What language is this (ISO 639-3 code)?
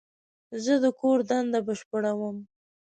pus